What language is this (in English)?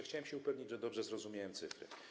Polish